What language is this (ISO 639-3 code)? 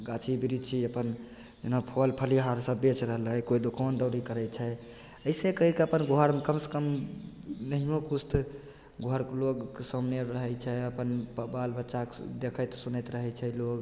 mai